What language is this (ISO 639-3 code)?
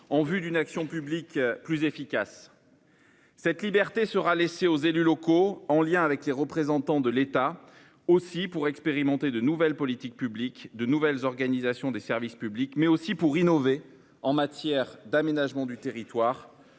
fra